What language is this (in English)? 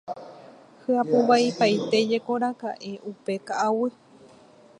Guarani